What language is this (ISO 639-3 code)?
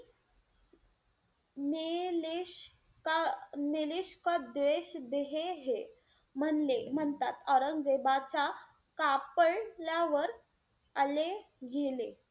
mar